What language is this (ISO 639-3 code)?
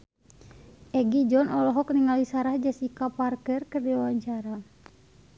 sun